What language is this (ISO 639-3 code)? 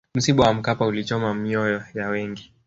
swa